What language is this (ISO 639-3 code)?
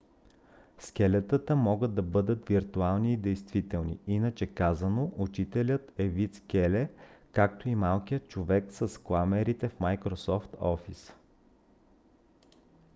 bul